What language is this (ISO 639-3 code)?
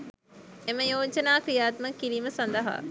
sin